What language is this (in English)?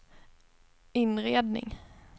Swedish